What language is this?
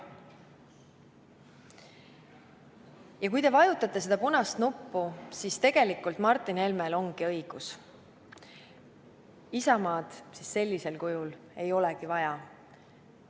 Estonian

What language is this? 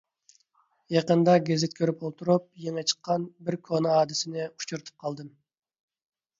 Uyghur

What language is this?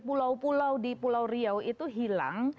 Indonesian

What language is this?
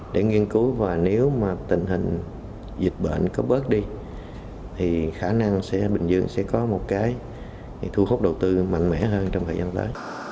Vietnamese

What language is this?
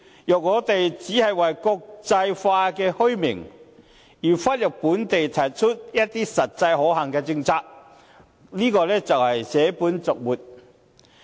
Cantonese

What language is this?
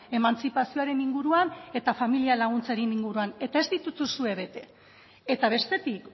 Basque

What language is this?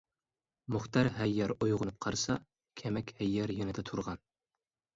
Uyghur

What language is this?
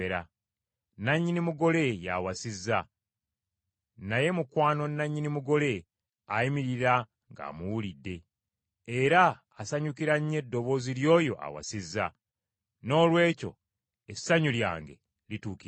Ganda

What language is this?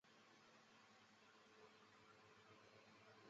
Chinese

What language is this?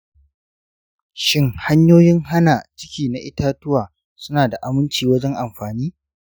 Hausa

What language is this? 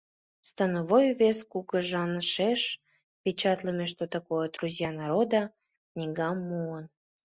Mari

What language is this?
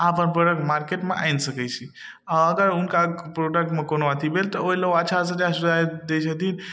Maithili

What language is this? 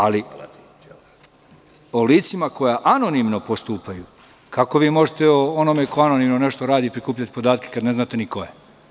Serbian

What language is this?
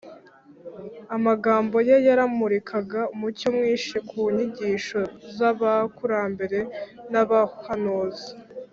Kinyarwanda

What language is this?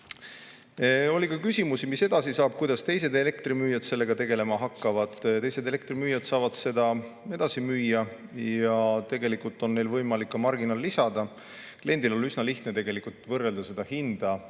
Estonian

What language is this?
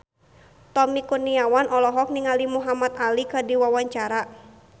Sundanese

